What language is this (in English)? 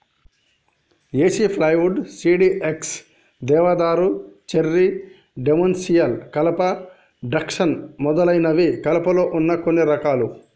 Telugu